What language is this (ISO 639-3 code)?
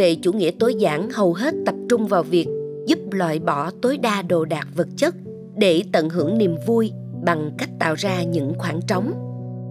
vie